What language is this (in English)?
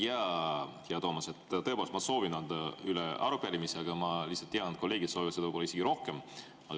Estonian